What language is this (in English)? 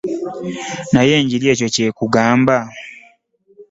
Ganda